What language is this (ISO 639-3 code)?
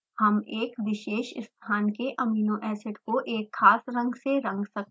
hin